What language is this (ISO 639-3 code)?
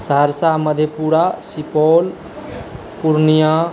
mai